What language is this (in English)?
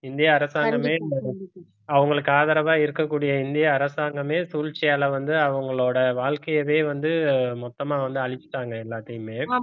Tamil